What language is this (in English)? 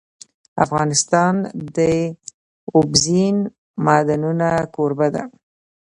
Pashto